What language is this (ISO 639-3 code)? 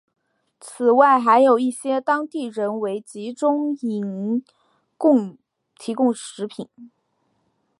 zho